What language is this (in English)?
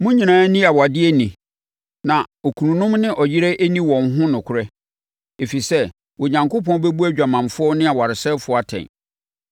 Akan